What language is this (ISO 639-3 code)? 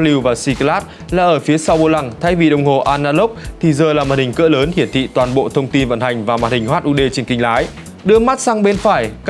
vie